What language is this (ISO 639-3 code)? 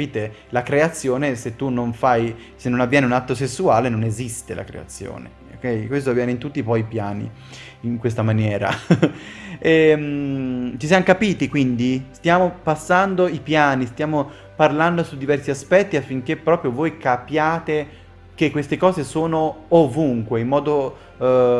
ita